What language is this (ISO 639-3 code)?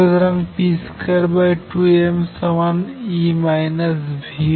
ben